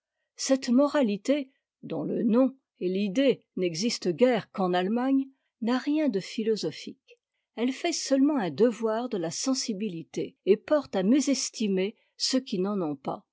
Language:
French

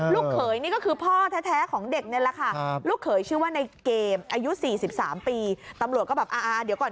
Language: Thai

